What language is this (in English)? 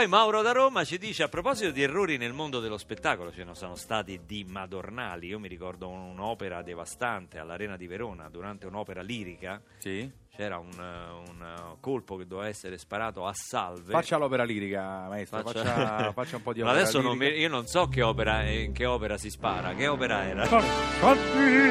Italian